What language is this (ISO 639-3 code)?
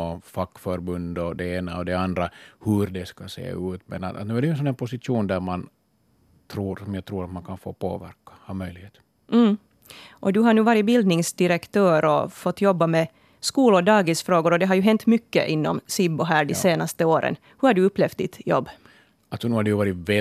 swe